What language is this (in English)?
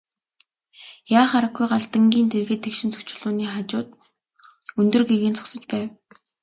Mongolian